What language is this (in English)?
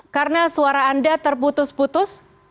Indonesian